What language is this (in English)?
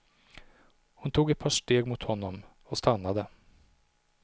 Swedish